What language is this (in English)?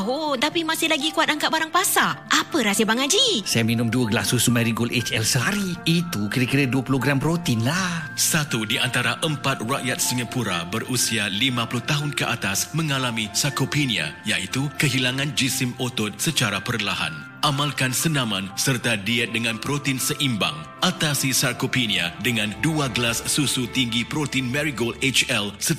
Malay